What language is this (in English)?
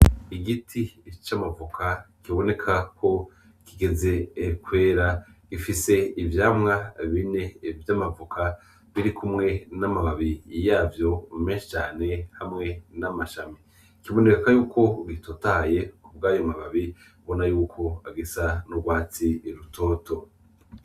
Rundi